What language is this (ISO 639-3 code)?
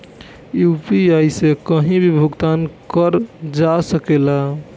bho